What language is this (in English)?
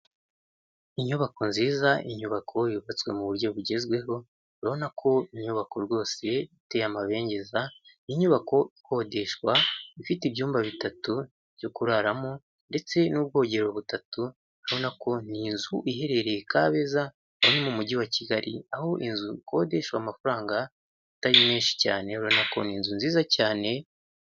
Kinyarwanda